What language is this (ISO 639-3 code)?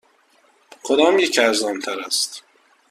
fas